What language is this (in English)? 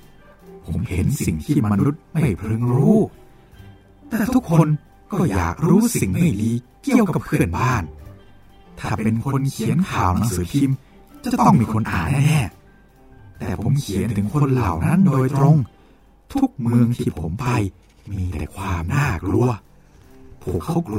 Thai